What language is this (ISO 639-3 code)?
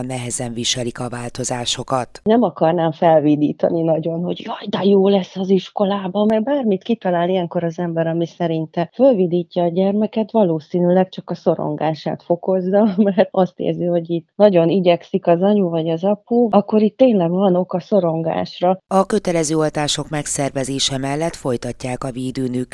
hun